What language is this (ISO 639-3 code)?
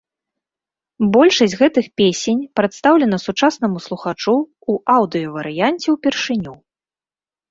bel